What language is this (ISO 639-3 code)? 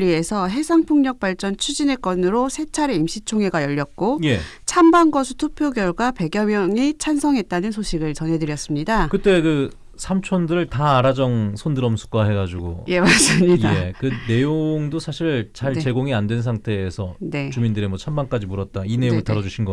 kor